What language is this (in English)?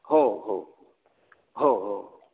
Marathi